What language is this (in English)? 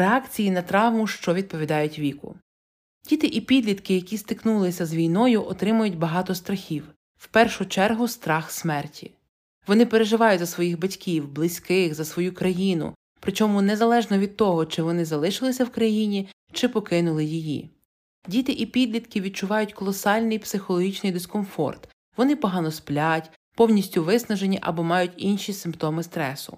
Ukrainian